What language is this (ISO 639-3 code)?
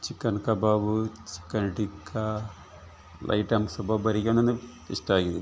kan